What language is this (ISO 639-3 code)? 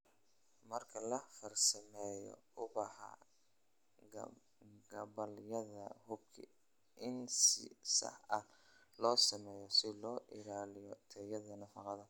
som